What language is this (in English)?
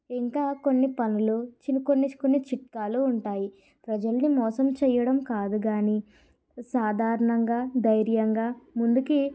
Telugu